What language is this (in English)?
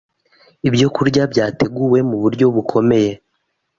Kinyarwanda